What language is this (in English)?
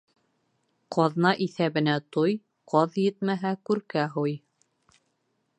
Bashkir